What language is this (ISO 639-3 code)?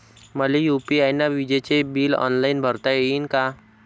mar